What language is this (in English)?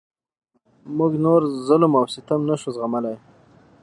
Pashto